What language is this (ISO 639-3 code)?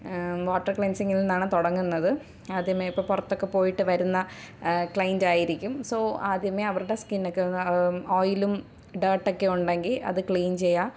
mal